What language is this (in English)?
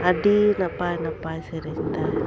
Santali